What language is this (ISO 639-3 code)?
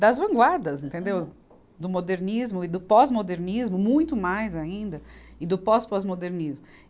por